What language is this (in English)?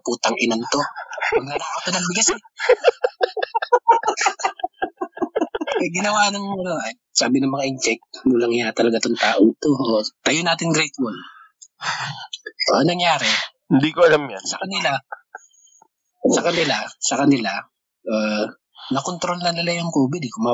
Filipino